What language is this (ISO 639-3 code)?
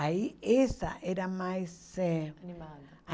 por